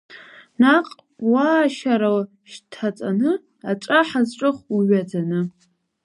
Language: Abkhazian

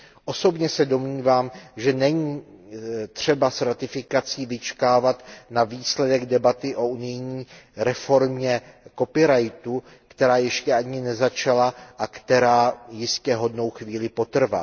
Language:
Czech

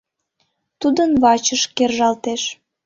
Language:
Mari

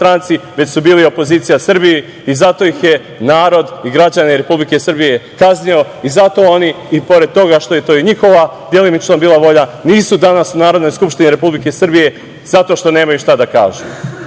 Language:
Serbian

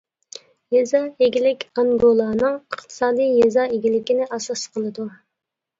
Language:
Uyghur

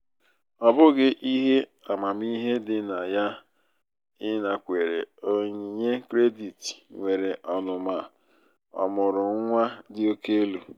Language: Igbo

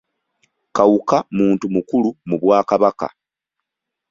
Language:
Ganda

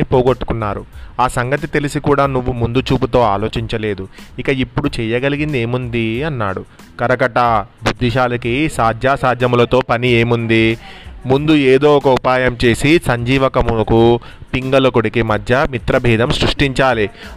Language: Telugu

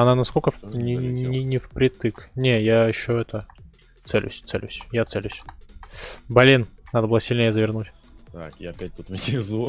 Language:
Russian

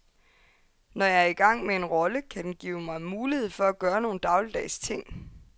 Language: Danish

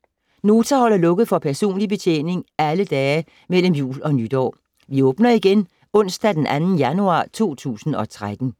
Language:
Danish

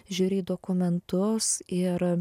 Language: Lithuanian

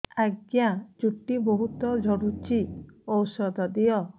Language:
Odia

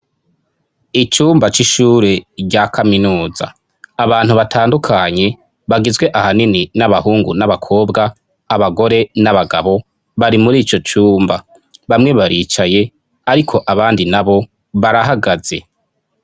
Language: Rundi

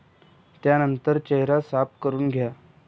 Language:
Marathi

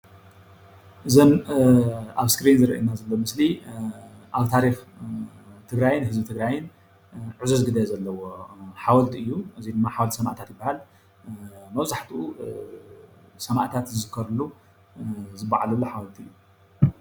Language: Tigrinya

